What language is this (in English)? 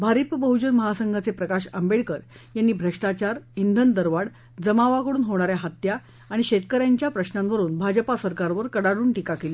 Marathi